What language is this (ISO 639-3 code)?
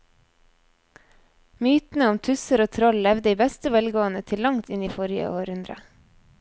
nor